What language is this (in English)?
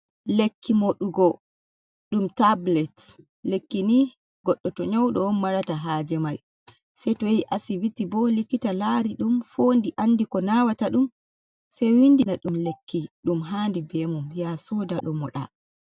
Fula